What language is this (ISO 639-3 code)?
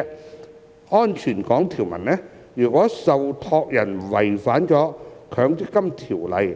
yue